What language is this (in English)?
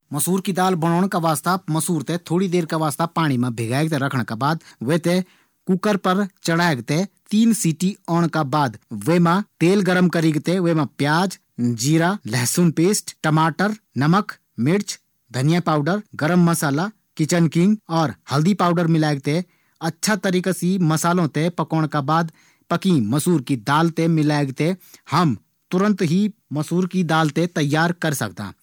Garhwali